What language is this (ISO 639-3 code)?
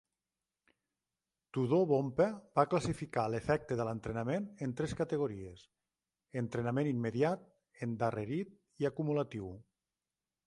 cat